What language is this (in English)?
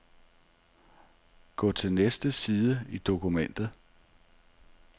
Danish